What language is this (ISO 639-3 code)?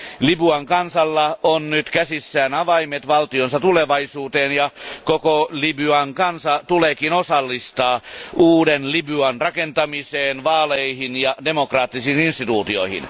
fin